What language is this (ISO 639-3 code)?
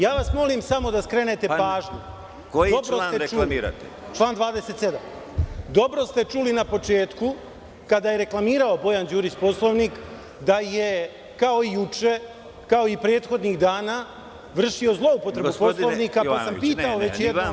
srp